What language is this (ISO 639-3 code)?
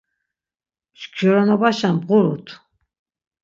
lzz